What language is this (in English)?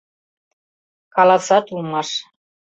Mari